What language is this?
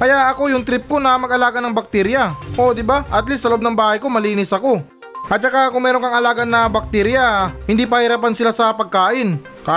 Filipino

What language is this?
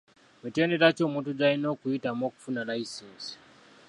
Ganda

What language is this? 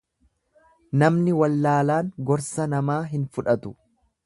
Oromo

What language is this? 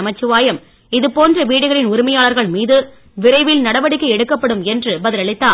Tamil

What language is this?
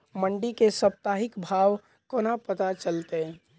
Maithili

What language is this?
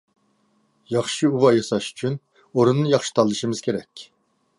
Uyghur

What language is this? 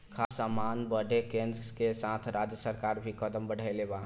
Bhojpuri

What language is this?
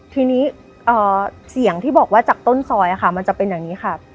Thai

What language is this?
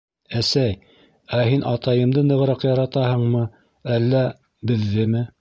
Bashkir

